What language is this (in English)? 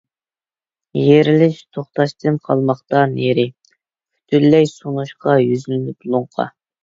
Uyghur